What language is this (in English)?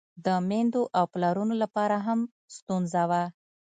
Pashto